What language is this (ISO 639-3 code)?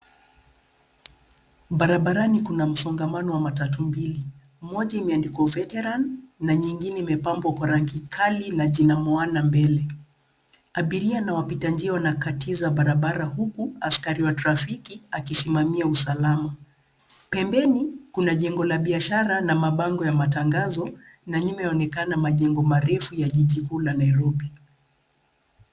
swa